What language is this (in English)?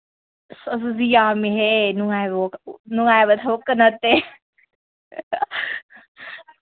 Manipuri